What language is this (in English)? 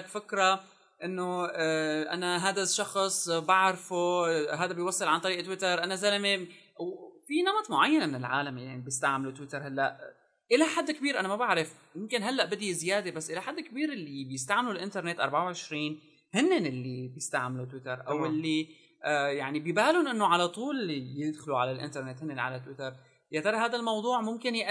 Arabic